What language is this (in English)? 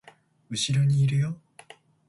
Japanese